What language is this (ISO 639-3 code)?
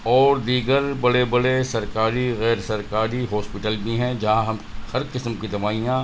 urd